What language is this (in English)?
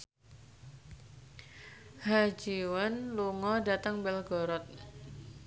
Javanese